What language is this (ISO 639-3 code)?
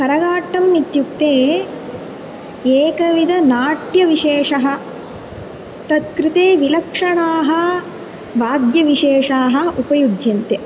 san